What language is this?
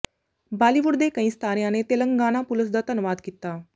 Punjabi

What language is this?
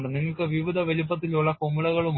Malayalam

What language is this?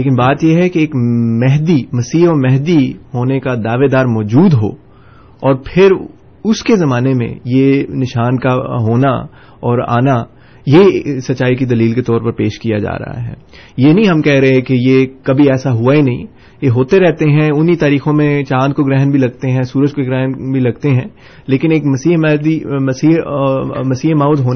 Urdu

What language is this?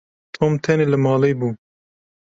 Kurdish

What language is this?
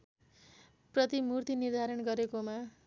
Nepali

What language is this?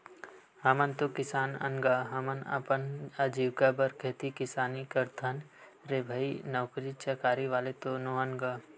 Chhattisgarhi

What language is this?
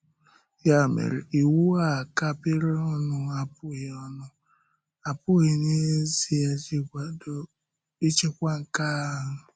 Igbo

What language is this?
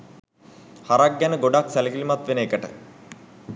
Sinhala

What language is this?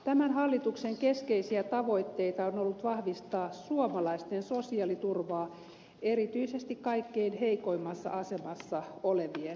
Finnish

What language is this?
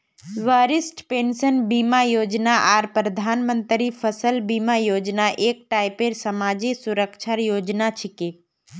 Magahi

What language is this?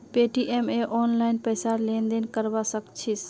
Magahi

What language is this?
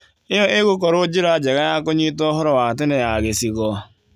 Kikuyu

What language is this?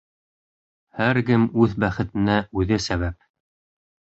Bashkir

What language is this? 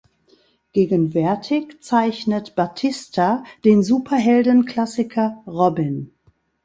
German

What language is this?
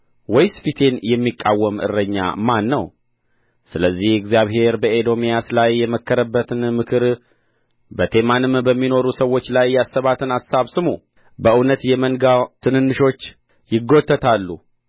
Amharic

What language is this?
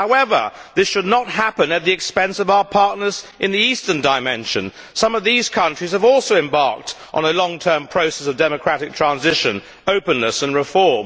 English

